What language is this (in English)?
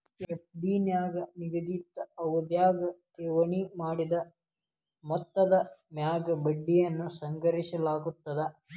Kannada